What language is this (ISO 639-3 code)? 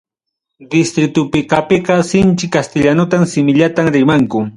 quy